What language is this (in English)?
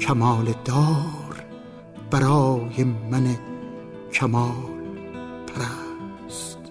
Persian